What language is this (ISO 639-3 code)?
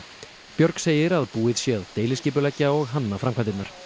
isl